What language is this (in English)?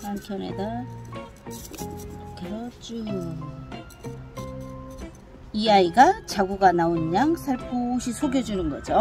Korean